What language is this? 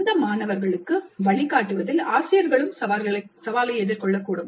Tamil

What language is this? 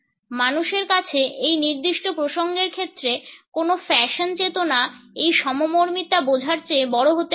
Bangla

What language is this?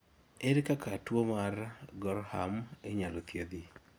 Luo (Kenya and Tanzania)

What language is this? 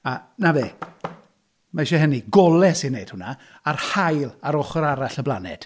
Welsh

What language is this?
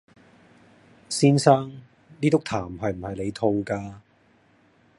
Cantonese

